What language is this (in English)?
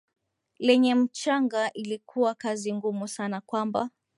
Swahili